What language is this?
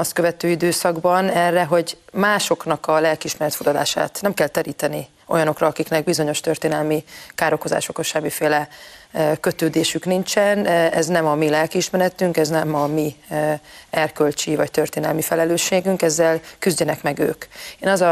Hungarian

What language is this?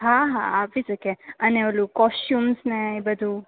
Gujarati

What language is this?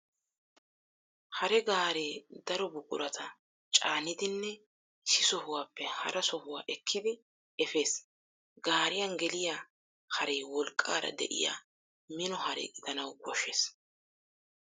Wolaytta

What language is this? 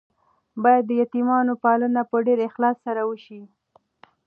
Pashto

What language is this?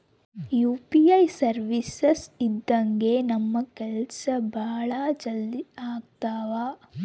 Kannada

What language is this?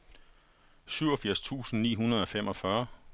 Danish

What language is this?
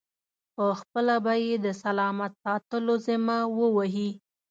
Pashto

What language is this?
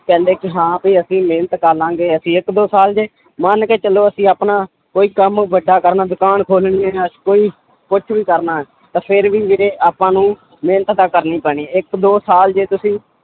Punjabi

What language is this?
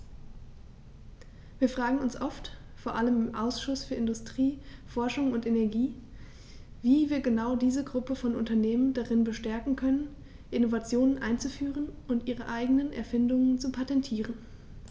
German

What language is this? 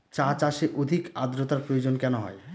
Bangla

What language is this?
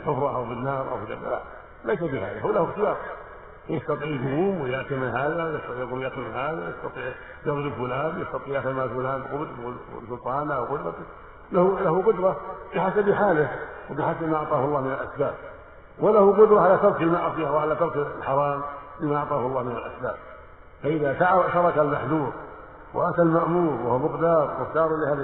Arabic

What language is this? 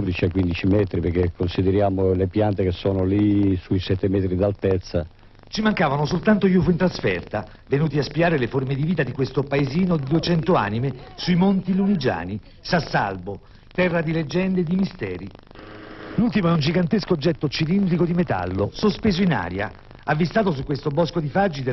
Italian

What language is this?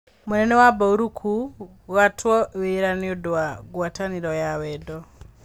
Kikuyu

